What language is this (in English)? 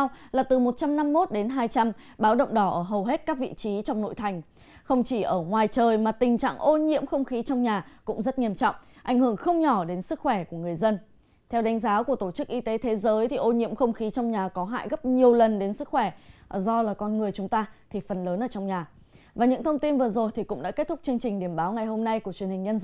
Vietnamese